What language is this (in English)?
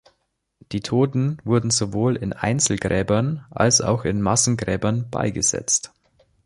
German